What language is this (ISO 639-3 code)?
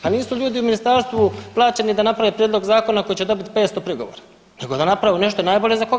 hrv